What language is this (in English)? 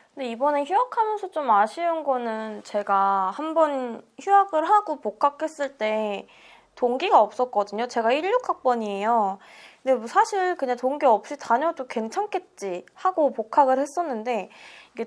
Korean